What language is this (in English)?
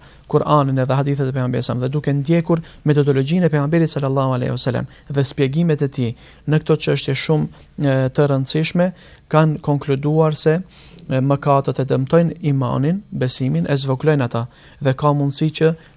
Arabic